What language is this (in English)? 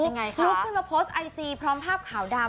Thai